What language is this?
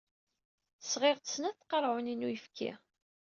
Kabyle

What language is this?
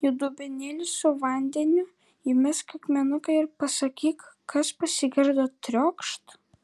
Lithuanian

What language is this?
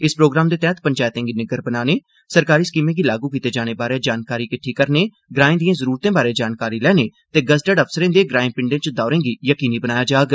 Dogri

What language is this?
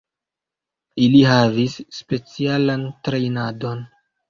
Esperanto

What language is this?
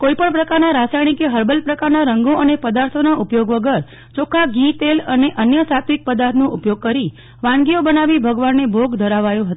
Gujarati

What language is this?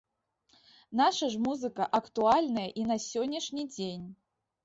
Belarusian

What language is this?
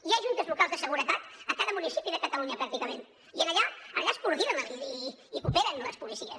Catalan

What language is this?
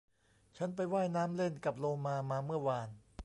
Thai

